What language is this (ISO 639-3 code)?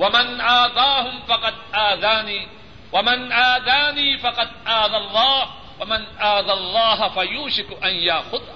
urd